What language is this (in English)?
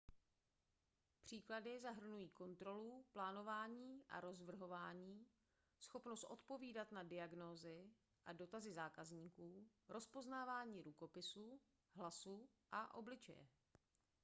Czech